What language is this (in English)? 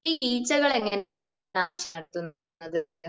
Malayalam